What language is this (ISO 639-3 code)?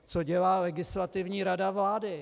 ces